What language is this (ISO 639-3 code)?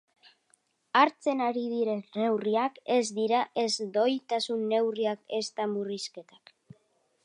eus